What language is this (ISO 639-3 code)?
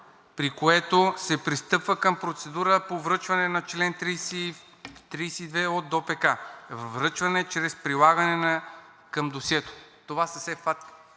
bul